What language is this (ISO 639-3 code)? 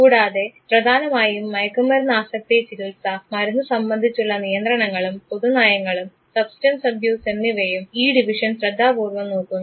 mal